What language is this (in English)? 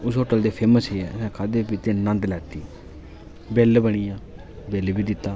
Dogri